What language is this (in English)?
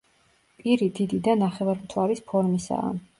Georgian